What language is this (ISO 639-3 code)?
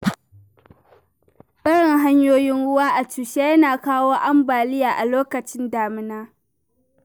hau